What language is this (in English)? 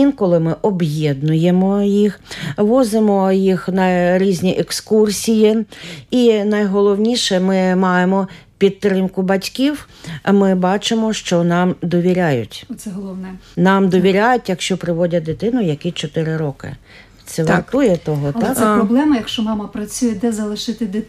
Ukrainian